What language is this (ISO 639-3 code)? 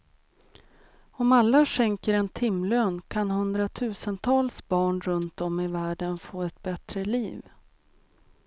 swe